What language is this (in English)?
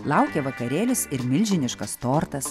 Lithuanian